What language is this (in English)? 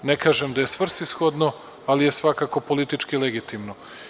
Serbian